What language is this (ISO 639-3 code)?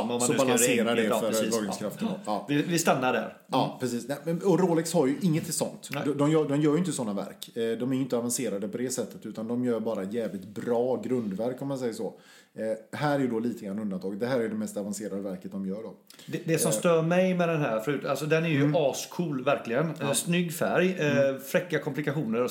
swe